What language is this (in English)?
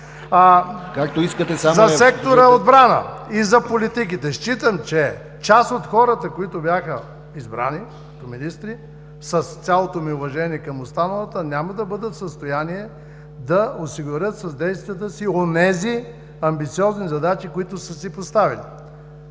Bulgarian